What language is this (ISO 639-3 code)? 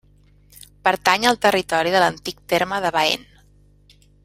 cat